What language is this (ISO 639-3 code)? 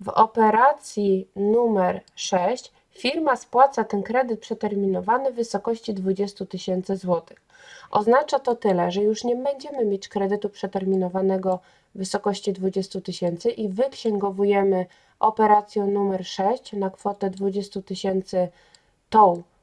pol